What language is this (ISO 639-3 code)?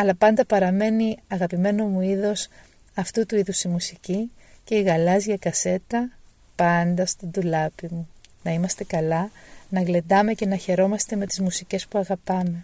ell